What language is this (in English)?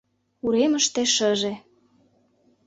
Mari